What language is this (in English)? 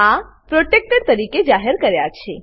Gujarati